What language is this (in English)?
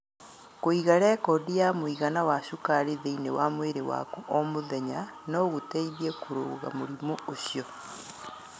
Kikuyu